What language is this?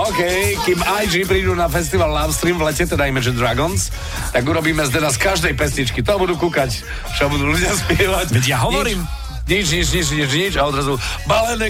Slovak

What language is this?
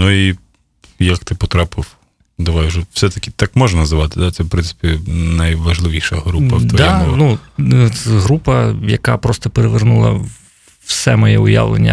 Ukrainian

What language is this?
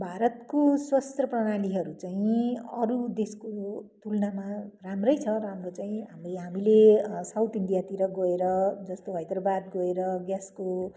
Nepali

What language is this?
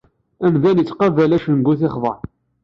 Kabyle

